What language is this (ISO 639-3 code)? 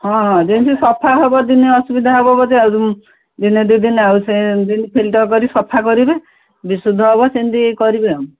ori